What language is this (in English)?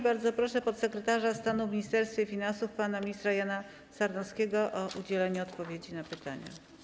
Polish